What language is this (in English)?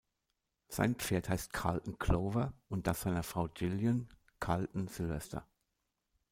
German